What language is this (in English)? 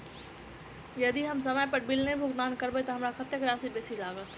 Maithili